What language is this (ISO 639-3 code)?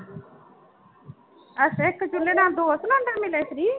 pan